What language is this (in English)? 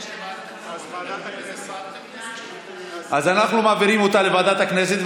Hebrew